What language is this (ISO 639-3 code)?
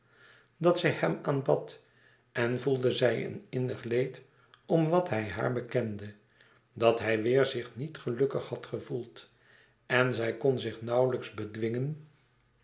nld